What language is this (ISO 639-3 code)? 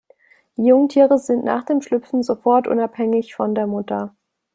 deu